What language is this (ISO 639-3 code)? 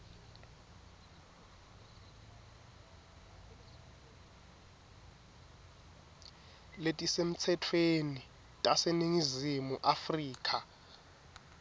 ssw